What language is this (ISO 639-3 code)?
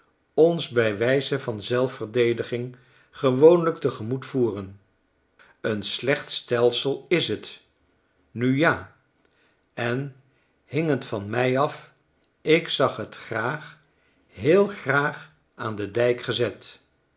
nld